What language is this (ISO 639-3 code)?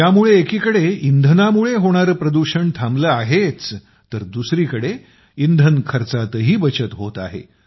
mar